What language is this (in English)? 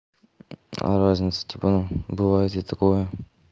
Russian